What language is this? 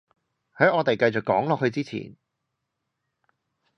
Cantonese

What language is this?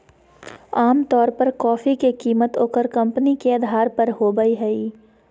Magahi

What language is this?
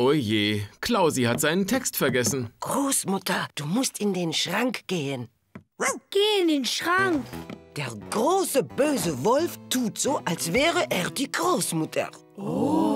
German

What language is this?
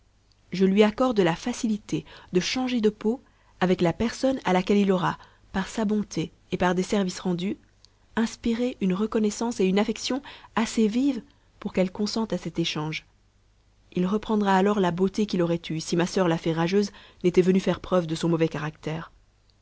French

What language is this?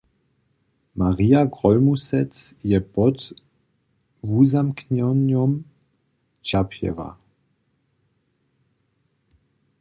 Upper Sorbian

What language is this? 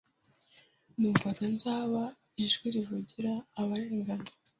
Kinyarwanda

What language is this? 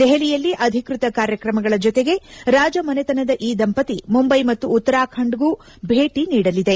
Kannada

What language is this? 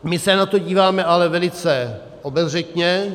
Czech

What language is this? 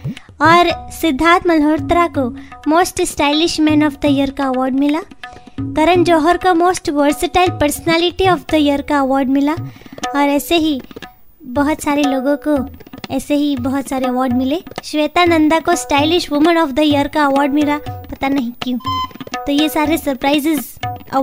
Hindi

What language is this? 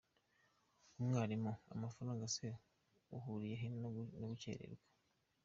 Kinyarwanda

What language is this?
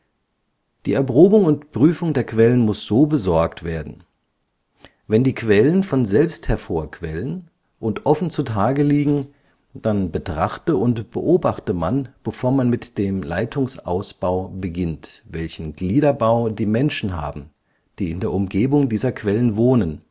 German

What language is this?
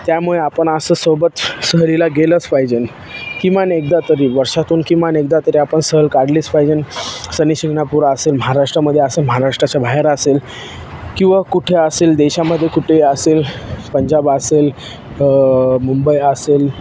Marathi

